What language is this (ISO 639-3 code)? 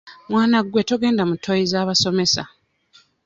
lug